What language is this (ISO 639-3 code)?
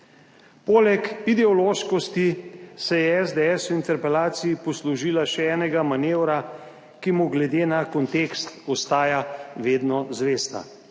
slv